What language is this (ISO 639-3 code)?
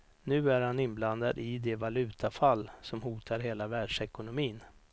swe